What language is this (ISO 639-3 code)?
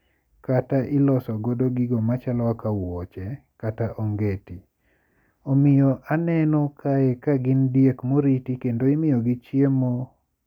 luo